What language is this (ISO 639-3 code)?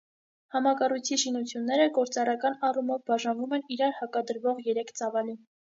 hye